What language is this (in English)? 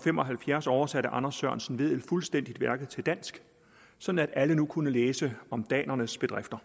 Danish